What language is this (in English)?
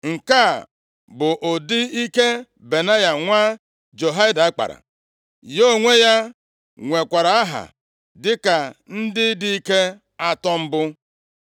Igbo